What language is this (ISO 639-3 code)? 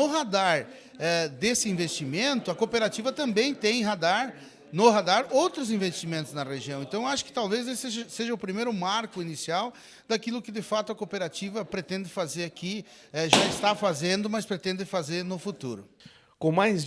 por